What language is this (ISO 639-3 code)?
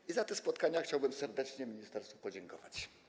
pol